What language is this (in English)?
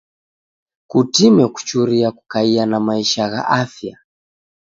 Taita